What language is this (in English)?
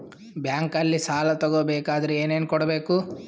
Kannada